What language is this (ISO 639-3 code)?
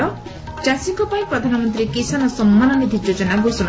ori